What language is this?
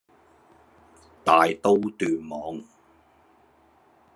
Chinese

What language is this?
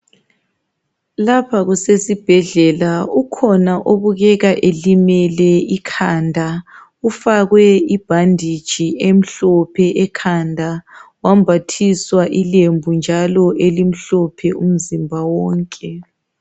North Ndebele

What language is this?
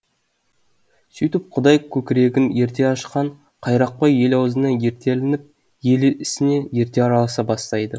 Kazakh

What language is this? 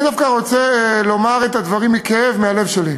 Hebrew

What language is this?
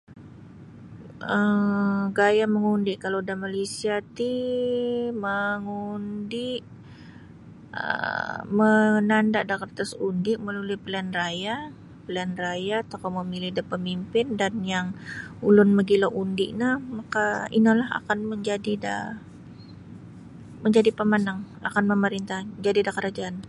Sabah Bisaya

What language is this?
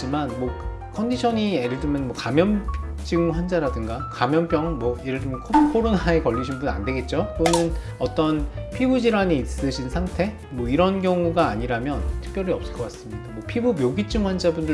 Korean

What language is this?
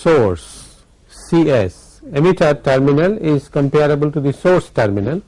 English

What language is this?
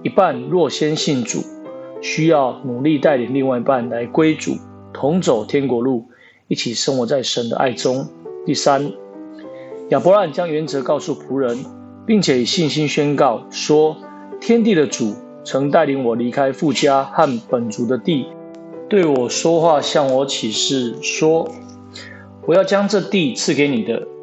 Chinese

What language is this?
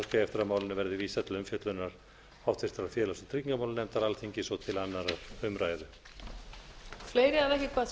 Icelandic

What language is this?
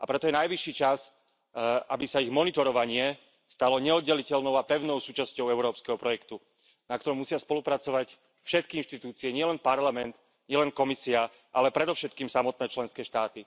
Slovak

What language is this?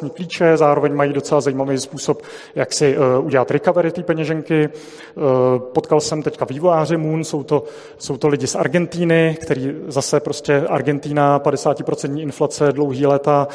Czech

